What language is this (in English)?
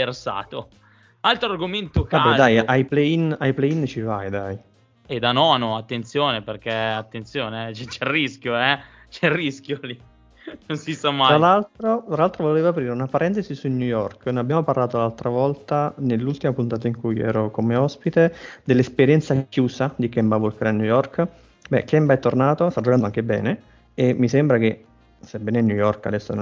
Italian